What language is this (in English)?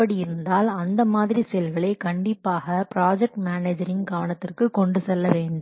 Tamil